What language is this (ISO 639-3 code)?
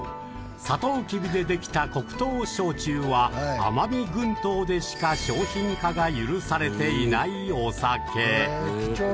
jpn